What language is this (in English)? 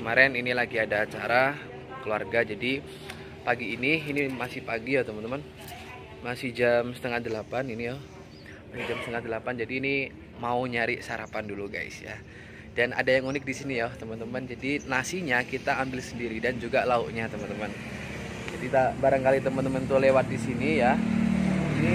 Indonesian